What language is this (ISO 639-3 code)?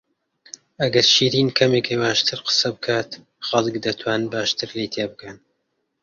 ckb